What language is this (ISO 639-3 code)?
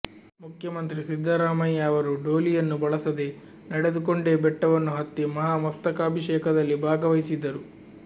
kan